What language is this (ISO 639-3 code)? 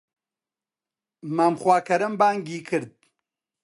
ckb